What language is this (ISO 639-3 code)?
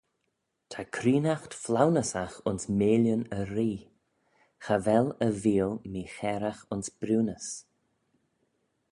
glv